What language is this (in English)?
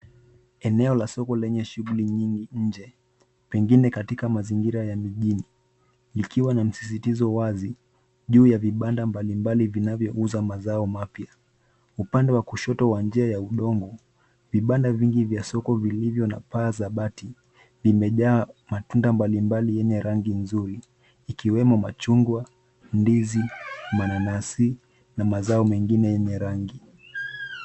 Swahili